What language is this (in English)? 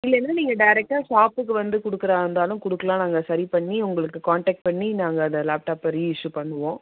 Tamil